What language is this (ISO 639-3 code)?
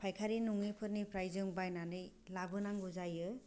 brx